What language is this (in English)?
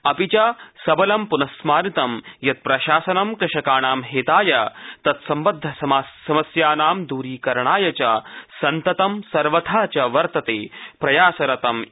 Sanskrit